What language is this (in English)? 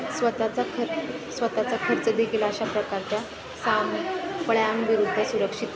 Marathi